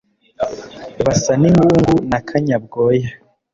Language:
Kinyarwanda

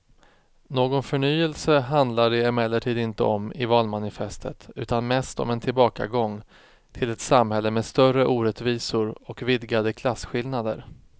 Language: Swedish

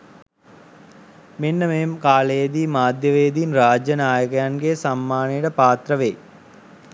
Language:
Sinhala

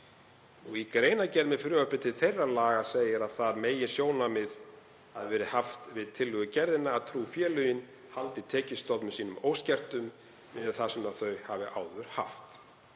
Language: Icelandic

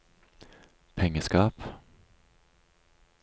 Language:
Norwegian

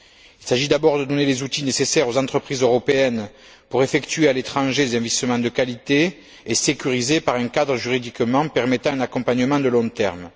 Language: French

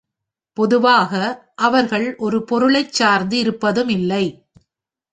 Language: Tamil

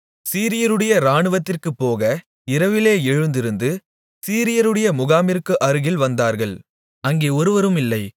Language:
Tamil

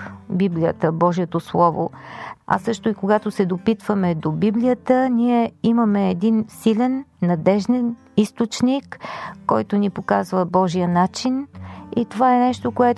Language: Bulgarian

